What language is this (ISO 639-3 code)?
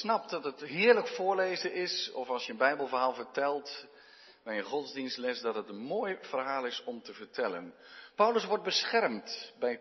nld